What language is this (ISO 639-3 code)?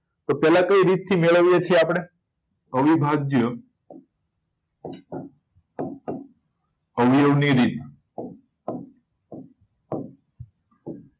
guj